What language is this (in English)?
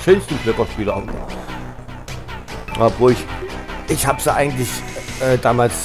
German